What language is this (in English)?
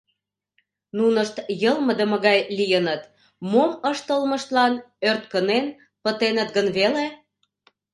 Mari